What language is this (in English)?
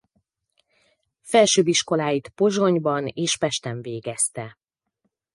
Hungarian